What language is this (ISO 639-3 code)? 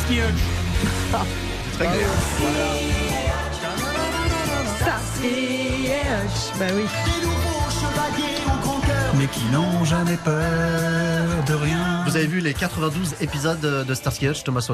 fra